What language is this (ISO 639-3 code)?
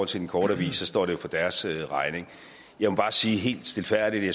dan